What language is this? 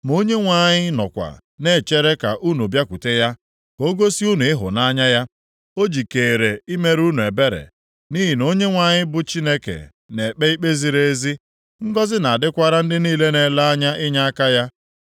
Igbo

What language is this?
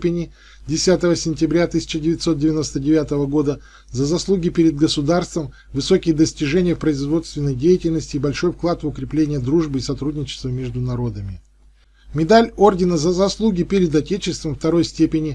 Russian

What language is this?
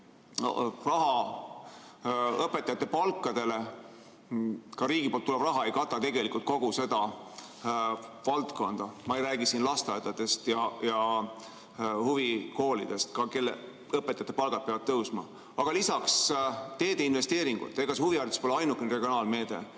Estonian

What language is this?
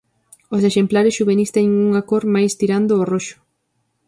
Galician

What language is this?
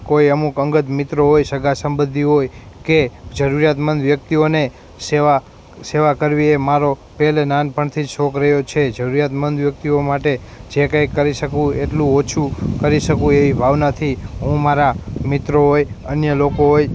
Gujarati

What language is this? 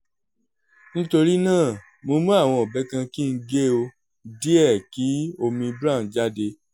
Yoruba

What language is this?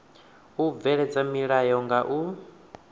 Venda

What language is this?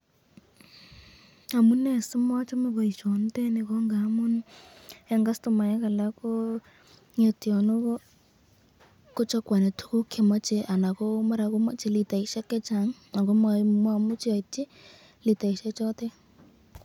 Kalenjin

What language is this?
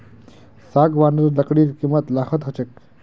Magahi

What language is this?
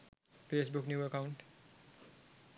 Sinhala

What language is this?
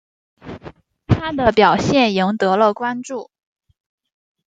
Chinese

